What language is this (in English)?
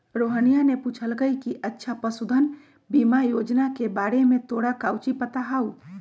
Magahi